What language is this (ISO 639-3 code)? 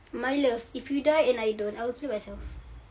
eng